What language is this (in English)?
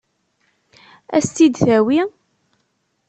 Kabyle